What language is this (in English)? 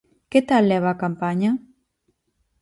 Galician